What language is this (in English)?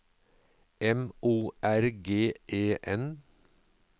Norwegian